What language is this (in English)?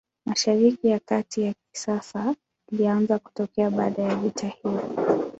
Swahili